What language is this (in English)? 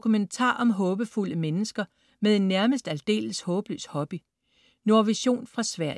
Danish